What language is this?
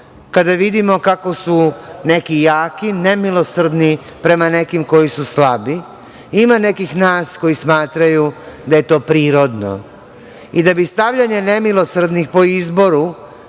Serbian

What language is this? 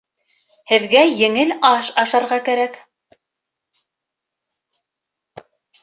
Bashkir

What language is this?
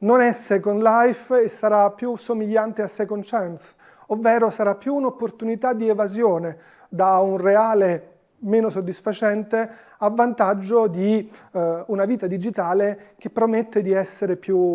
Italian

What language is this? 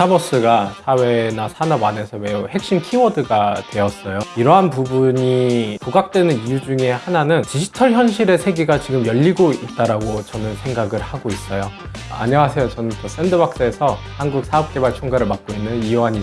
Korean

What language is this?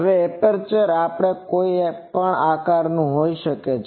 Gujarati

